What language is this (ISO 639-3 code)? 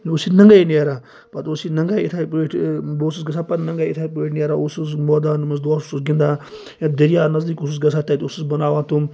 kas